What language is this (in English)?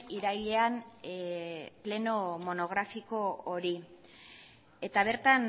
Basque